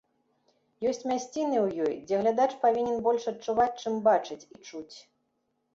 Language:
Belarusian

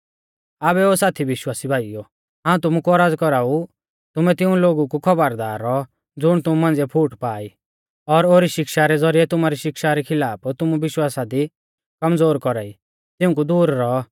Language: Mahasu Pahari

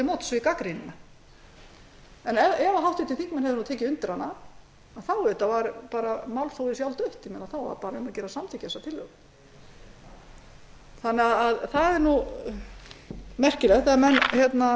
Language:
Icelandic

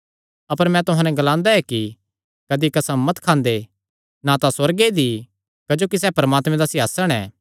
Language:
Kangri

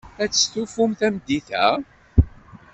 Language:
Kabyle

